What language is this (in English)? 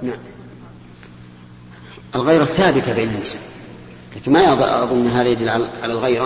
Arabic